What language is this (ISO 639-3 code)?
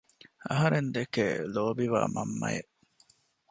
div